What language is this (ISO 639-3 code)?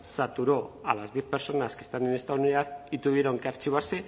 spa